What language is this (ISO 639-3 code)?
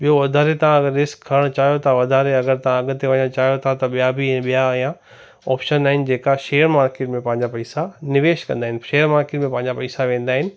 snd